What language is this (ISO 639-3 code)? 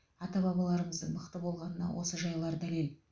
kaz